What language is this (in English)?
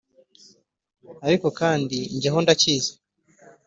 Kinyarwanda